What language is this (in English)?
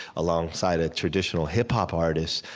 English